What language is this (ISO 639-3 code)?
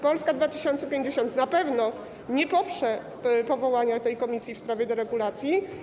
pol